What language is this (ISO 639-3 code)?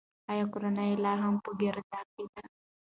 pus